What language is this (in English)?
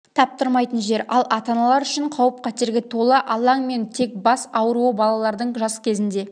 Kazakh